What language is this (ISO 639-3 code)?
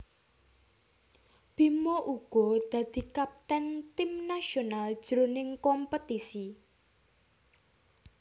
jav